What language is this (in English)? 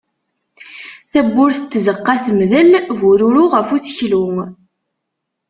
Kabyle